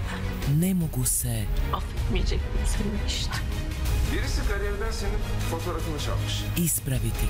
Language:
Turkish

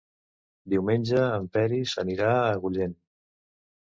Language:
Catalan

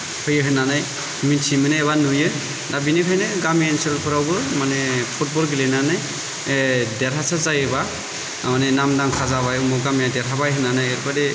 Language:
Bodo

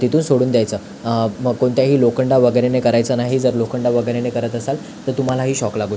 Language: Marathi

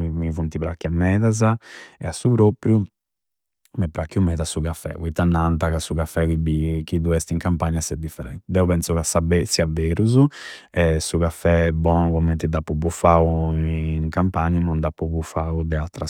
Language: Campidanese Sardinian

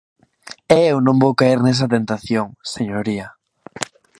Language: Galician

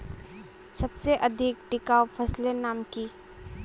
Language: Magahi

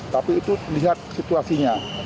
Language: Indonesian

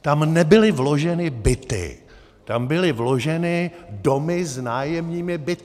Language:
Czech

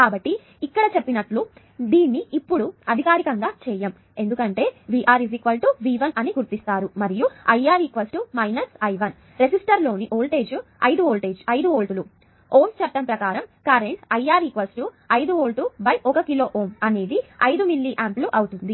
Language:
Telugu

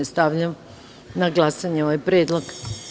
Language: Serbian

